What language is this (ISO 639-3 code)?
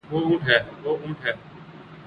urd